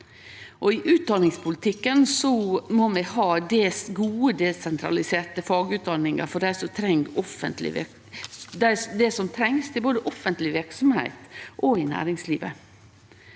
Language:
Norwegian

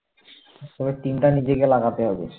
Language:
Bangla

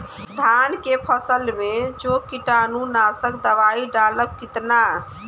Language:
Bhojpuri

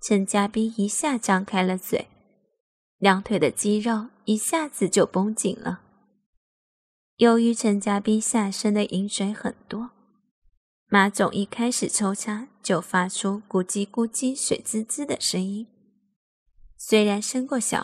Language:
Chinese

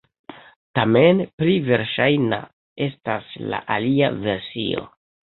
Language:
Esperanto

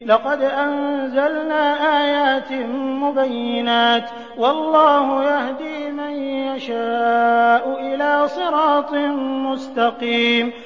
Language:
Arabic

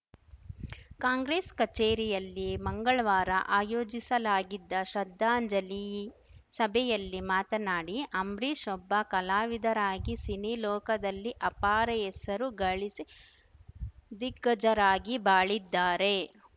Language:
Kannada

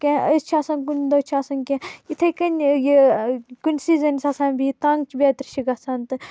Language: Kashmiri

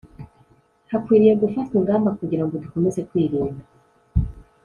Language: Kinyarwanda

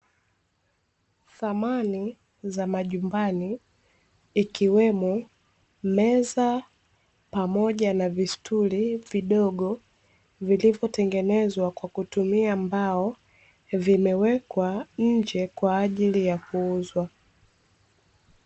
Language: Swahili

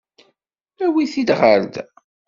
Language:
Kabyle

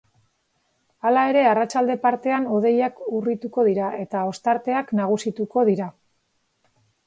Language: Basque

